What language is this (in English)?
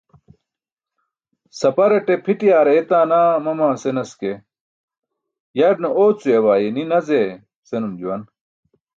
Burushaski